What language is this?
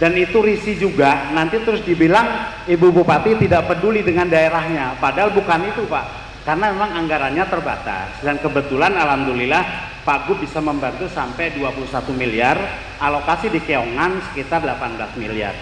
Indonesian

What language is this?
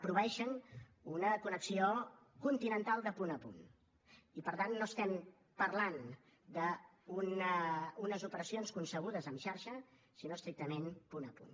Catalan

